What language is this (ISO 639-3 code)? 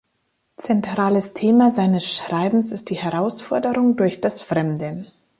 deu